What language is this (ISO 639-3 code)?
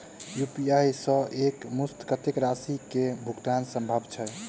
mai